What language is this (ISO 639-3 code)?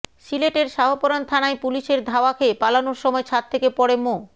ben